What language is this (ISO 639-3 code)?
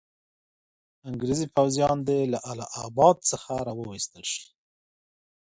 pus